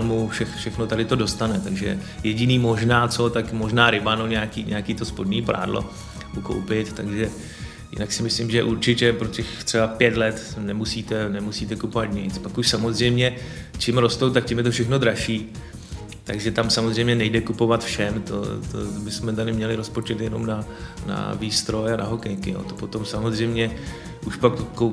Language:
Czech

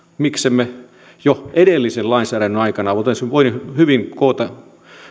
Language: Finnish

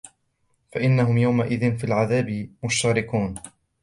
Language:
Arabic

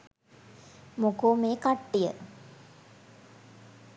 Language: Sinhala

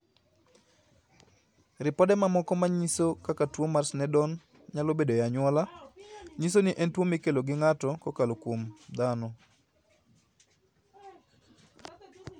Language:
Luo (Kenya and Tanzania)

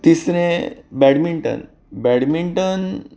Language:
Konkani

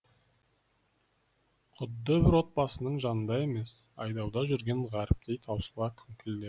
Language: Kazakh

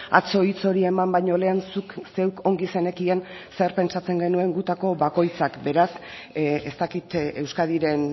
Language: Basque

